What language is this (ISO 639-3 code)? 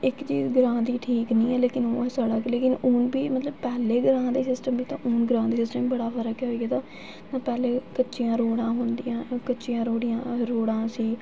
doi